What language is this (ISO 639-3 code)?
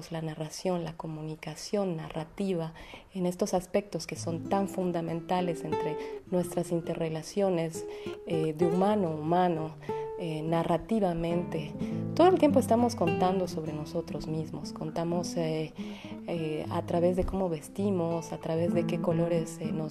spa